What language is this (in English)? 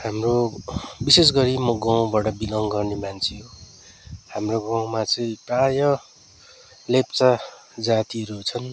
Nepali